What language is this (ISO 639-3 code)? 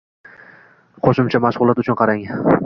uzb